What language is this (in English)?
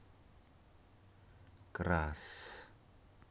Russian